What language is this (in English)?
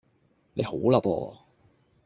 Cantonese